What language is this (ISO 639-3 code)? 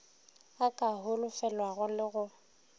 nso